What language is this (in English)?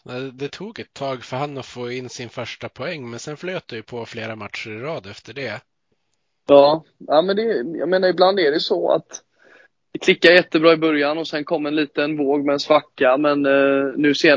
Swedish